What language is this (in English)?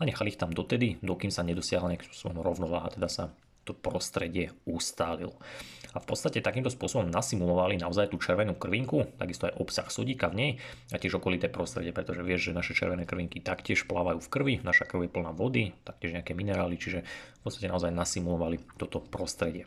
Slovak